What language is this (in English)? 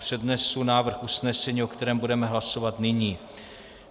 Czech